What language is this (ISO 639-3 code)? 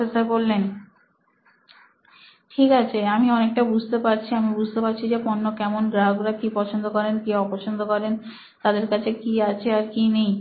ben